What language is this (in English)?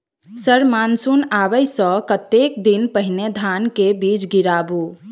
Maithili